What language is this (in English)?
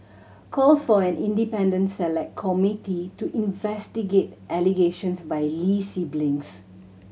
English